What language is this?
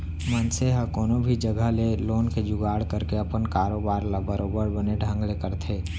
Chhattisgarhi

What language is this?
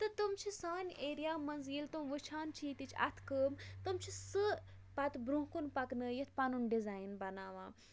Kashmiri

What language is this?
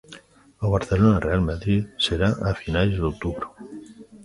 Galician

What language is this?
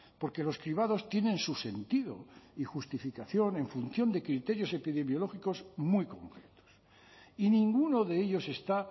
Spanish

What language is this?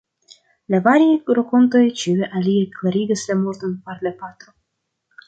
Esperanto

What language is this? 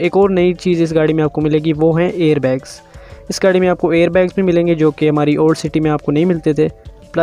Hindi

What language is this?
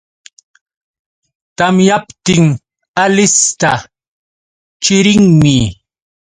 Yauyos Quechua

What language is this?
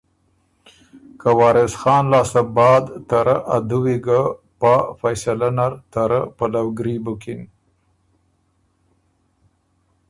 Ormuri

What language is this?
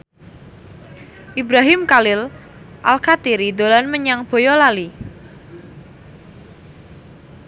Javanese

